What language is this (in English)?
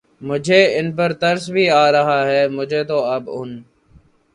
Urdu